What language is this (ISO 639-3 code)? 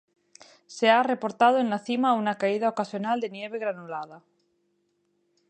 spa